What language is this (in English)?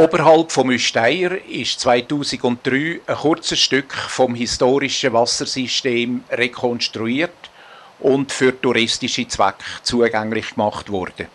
German